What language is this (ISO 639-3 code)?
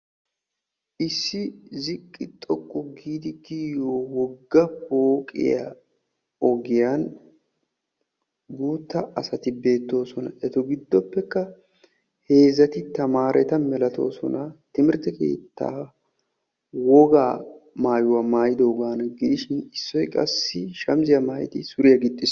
wal